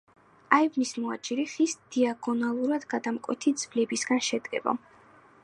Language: Georgian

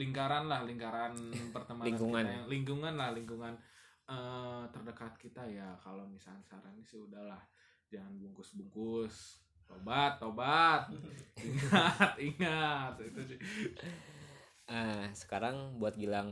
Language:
Indonesian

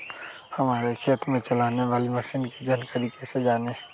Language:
Magahi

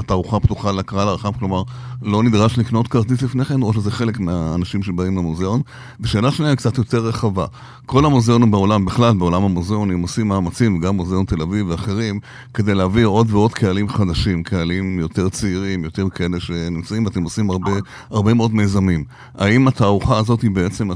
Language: Hebrew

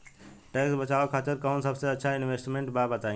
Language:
Bhojpuri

